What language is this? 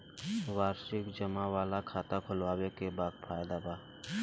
Bhojpuri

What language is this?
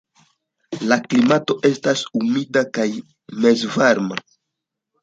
Esperanto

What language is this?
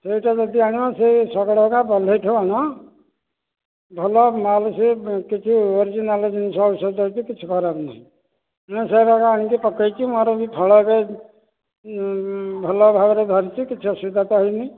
Odia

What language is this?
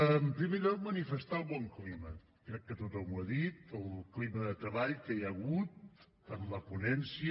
Catalan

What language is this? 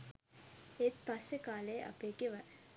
Sinhala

